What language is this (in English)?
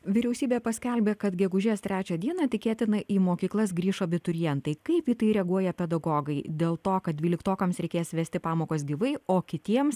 Lithuanian